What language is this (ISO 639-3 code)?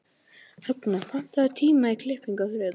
isl